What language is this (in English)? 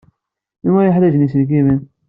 Kabyle